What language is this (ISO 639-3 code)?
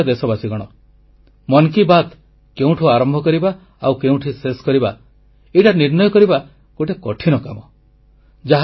ori